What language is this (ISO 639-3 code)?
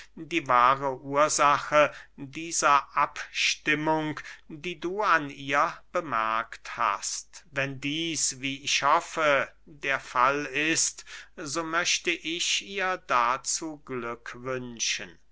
deu